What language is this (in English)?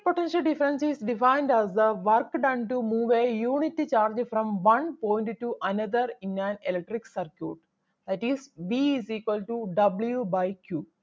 Malayalam